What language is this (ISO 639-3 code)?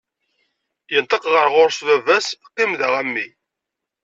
kab